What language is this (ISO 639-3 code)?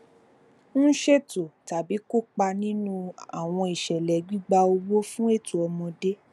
yor